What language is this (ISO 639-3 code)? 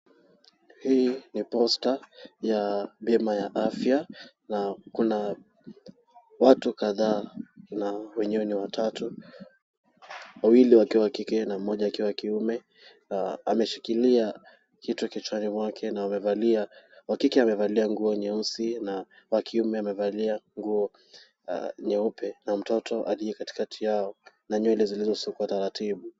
swa